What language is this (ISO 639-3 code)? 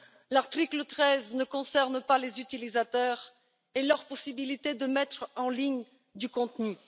fra